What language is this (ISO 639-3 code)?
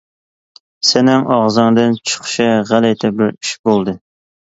uig